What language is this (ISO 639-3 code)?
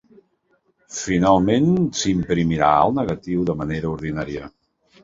cat